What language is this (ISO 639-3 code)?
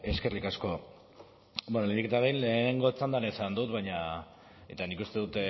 eus